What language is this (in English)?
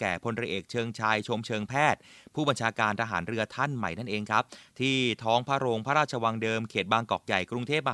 Thai